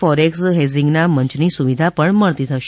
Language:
Gujarati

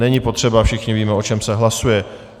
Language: Czech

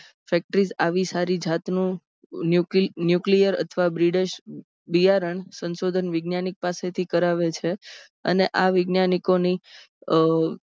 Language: Gujarati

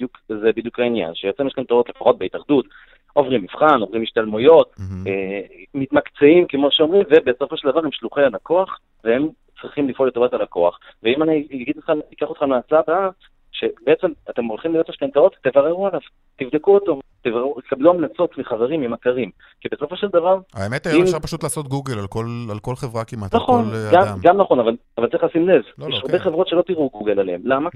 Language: Hebrew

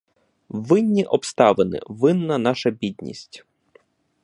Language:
Ukrainian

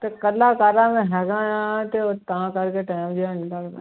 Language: Punjabi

